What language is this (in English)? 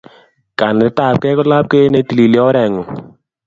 Kalenjin